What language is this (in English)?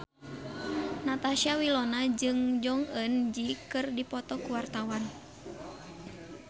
Sundanese